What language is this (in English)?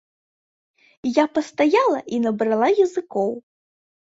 Belarusian